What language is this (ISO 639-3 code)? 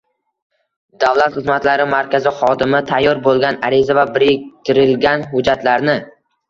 uzb